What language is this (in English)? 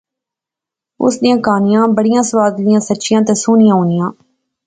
Pahari-Potwari